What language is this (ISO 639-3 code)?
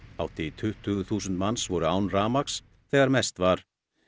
isl